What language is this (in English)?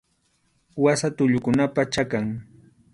Arequipa-La Unión Quechua